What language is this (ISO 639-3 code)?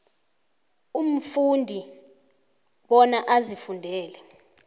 nbl